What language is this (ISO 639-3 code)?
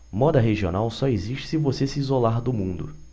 por